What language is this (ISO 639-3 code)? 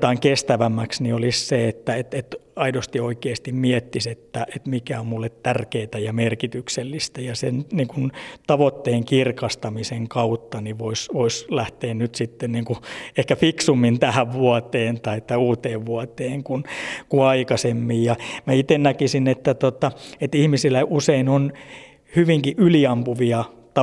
fin